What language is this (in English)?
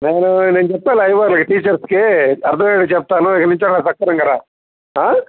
Telugu